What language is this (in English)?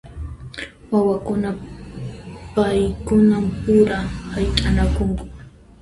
Puno Quechua